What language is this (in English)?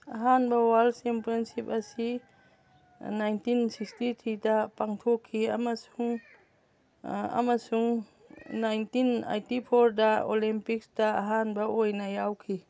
Manipuri